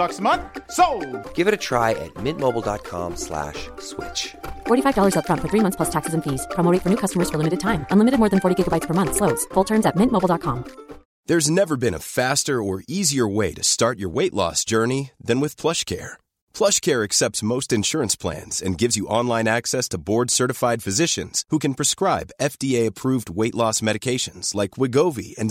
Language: Filipino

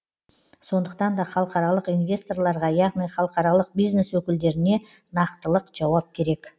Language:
Kazakh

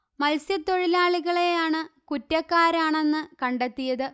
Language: Malayalam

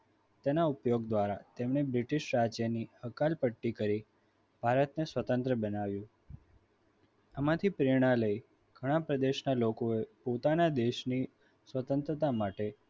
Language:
Gujarati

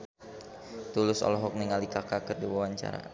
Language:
Sundanese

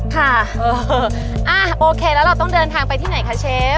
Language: Thai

